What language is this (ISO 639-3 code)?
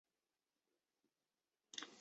zho